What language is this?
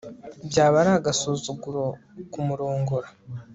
Kinyarwanda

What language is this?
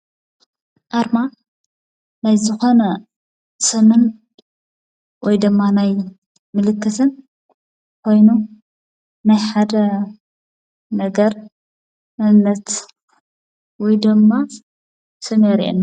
Tigrinya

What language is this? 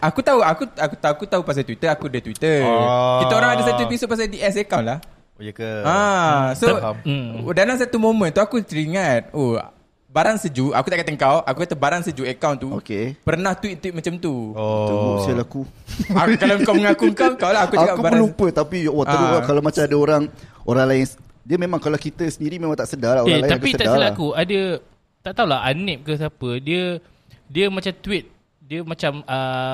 Malay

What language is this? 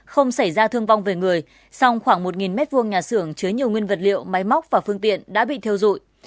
Vietnamese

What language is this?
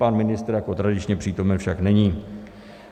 Czech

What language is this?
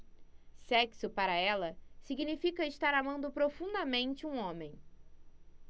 Portuguese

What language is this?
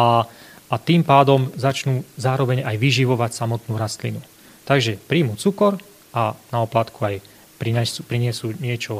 Slovak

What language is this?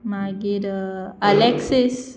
Konkani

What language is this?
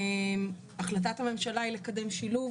Hebrew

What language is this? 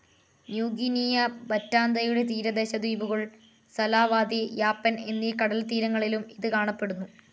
Malayalam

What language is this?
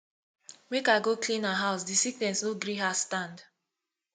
Nigerian Pidgin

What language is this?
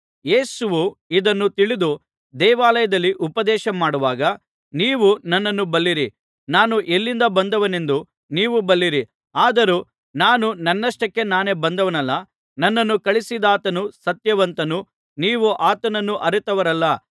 Kannada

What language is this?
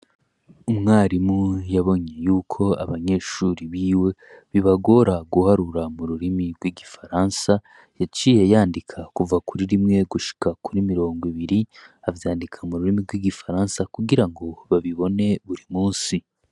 Rundi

